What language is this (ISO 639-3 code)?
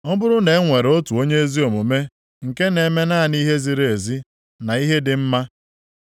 ibo